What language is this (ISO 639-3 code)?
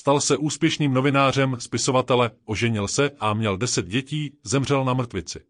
ces